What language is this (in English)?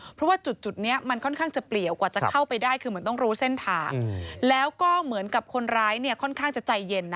Thai